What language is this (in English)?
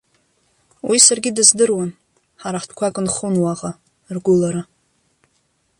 Abkhazian